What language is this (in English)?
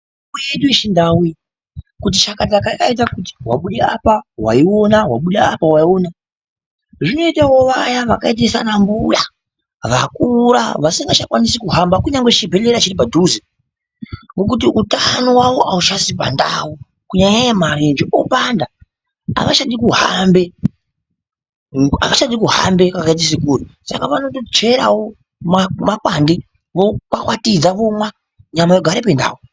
Ndau